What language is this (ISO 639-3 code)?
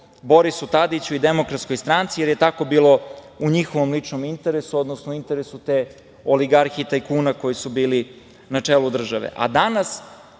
srp